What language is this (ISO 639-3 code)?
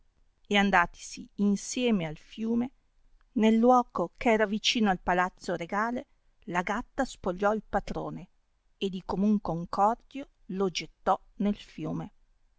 ita